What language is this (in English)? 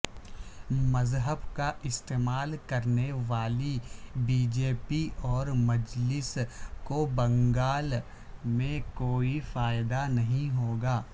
Urdu